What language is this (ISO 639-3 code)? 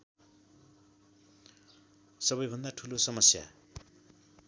nep